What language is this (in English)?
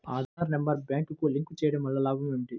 Telugu